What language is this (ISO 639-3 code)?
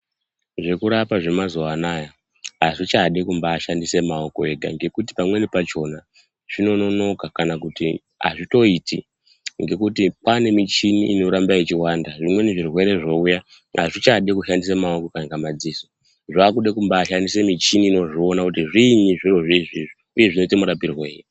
ndc